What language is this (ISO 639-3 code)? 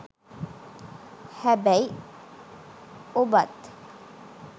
sin